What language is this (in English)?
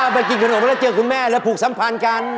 Thai